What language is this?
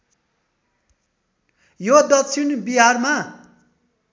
Nepali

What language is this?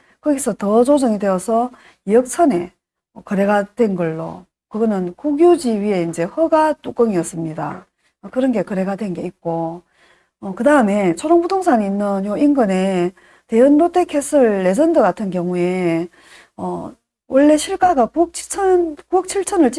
Korean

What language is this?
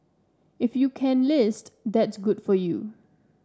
English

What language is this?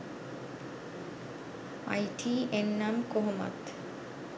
Sinhala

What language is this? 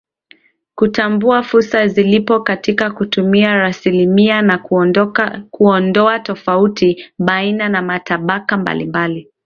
Swahili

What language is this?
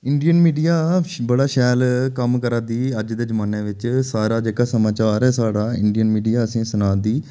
Dogri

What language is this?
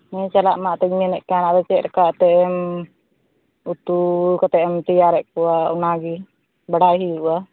Santali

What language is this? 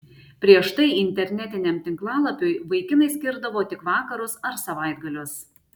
Lithuanian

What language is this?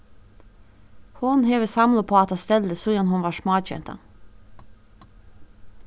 Faroese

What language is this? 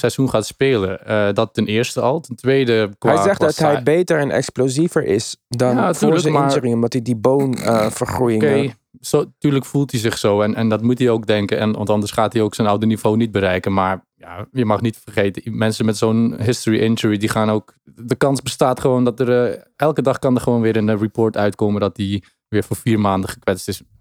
Dutch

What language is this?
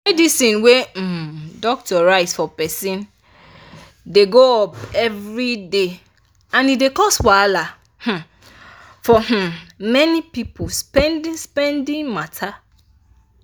Nigerian Pidgin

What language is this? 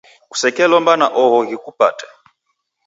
Taita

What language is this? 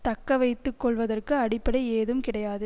Tamil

